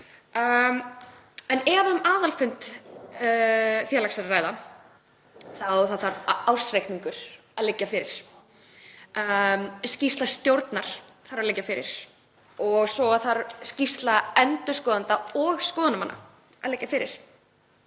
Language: Icelandic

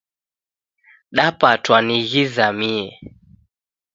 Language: Taita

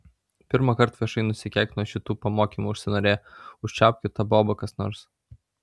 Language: Lithuanian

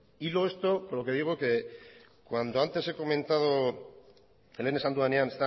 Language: Spanish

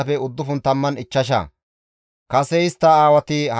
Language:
Gamo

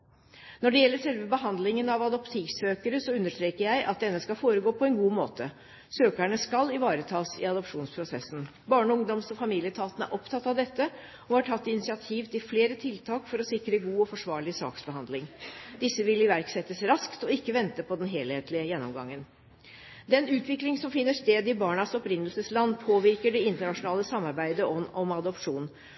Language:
Norwegian Bokmål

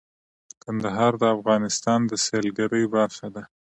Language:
Pashto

